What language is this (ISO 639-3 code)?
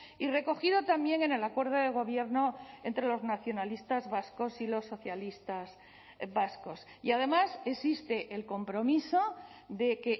spa